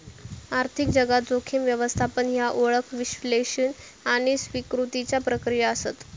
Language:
Marathi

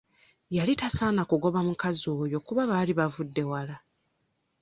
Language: Ganda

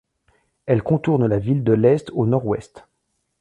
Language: French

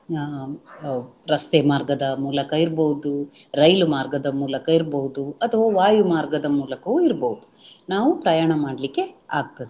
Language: Kannada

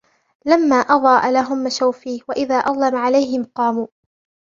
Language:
Arabic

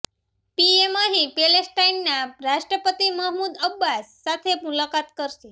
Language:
Gujarati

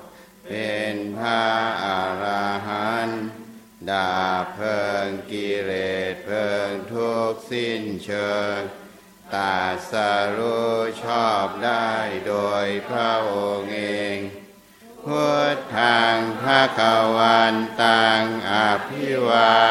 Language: Thai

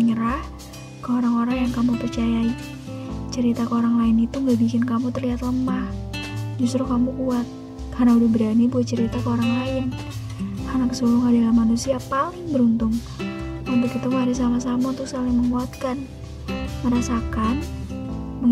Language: Indonesian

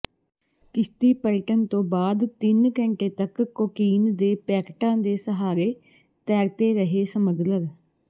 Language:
Punjabi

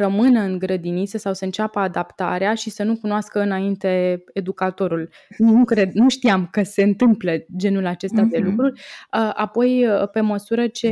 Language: Romanian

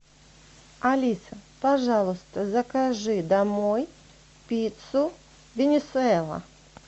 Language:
Russian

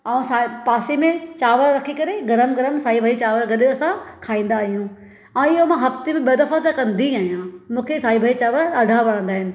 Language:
Sindhi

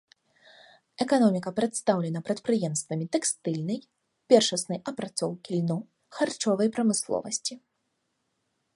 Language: Belarusian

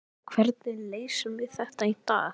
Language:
Icelandic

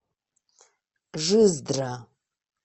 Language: Russian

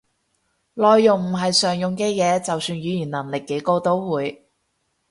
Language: Cantonese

